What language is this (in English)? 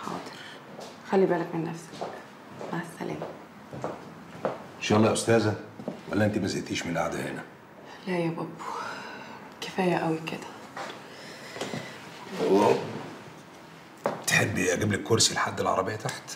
Arabic